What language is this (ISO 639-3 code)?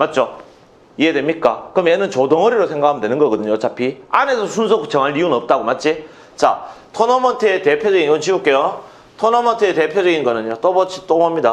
kor